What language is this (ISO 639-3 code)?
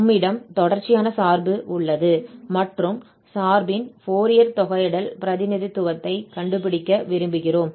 tam